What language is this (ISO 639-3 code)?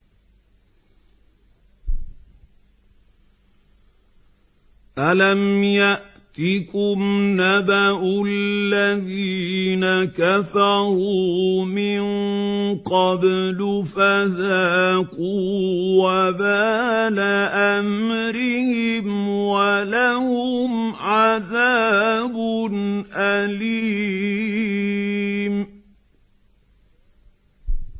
ara